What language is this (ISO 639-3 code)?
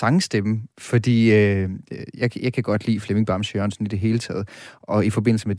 dan